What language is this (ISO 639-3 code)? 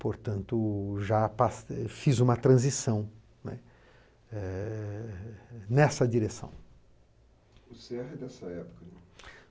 por